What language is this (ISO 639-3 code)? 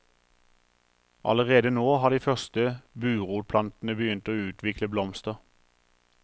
nor